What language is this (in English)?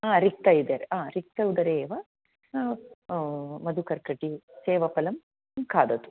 Sanskrit